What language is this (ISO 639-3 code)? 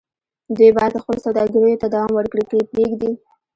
pus